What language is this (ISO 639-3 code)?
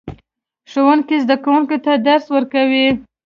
pus